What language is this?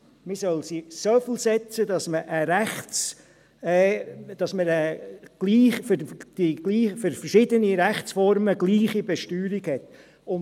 Swiss German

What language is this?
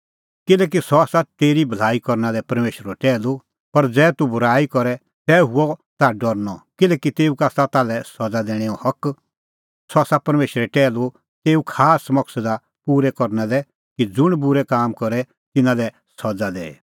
Kullu Pahari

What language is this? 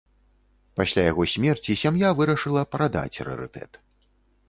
Belarusian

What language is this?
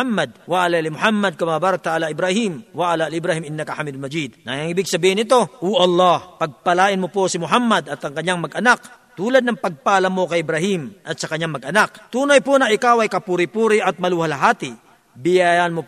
Filipino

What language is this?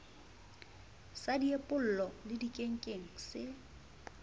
Southern Sotho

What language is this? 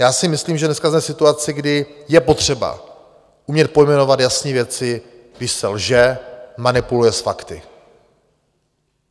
Czech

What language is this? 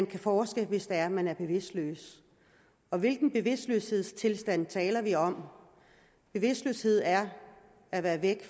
Danish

